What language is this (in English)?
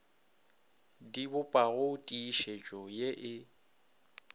Northern Sotho